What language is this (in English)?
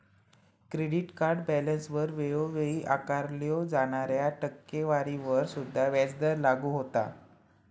Marathi